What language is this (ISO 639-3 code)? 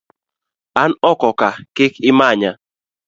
luo